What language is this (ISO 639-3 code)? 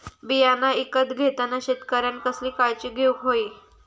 mar